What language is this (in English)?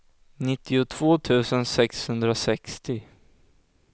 Swedish